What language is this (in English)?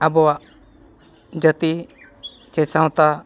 Santali